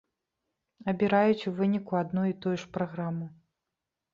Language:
Belarusian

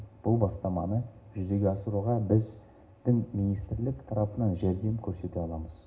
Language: Kazakh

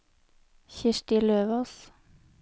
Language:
Norwegian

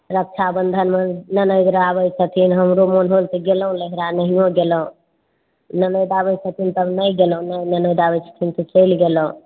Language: Maithili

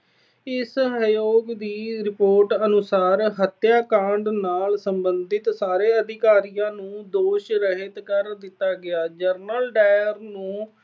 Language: Punjabi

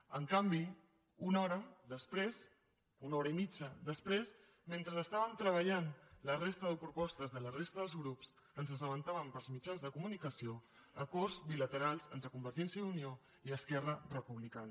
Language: Catalan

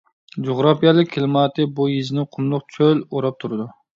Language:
Uyghur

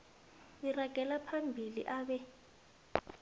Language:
South Ndebele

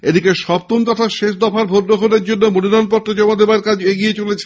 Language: Bangla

